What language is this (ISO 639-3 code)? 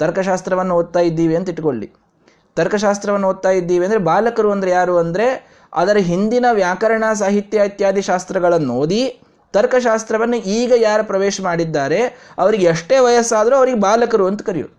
kan